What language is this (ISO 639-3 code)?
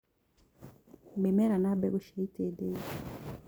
kik